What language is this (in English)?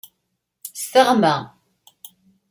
Kabyle